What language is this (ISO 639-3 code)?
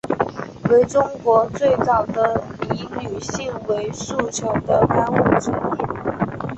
zho